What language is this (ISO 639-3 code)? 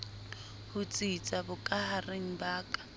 sot